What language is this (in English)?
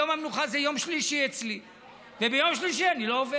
Hebrew